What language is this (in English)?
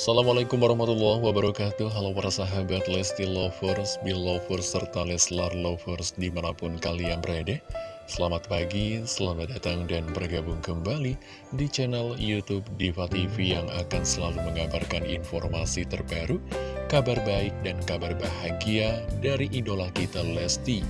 Indonesian